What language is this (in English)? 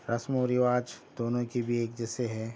Urdu